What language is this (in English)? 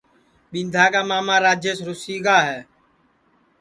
Sansi